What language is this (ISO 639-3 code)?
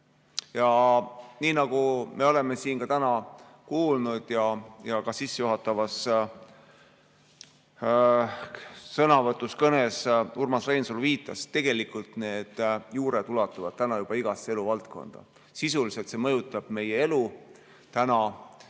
est